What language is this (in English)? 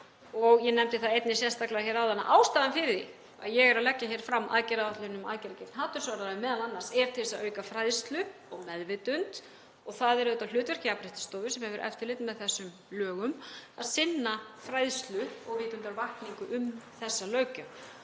Icelandic